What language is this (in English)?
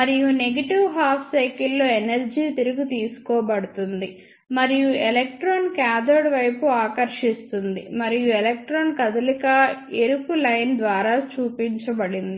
Telugu